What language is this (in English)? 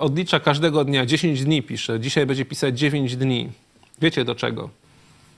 Polish